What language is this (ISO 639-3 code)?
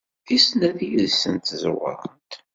kab